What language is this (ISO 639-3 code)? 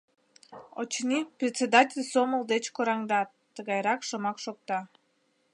chm